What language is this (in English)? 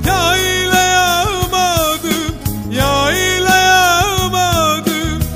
Arabic